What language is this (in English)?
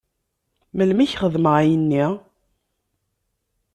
Kabyle